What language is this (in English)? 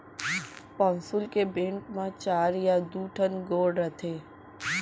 Chhattisgarhi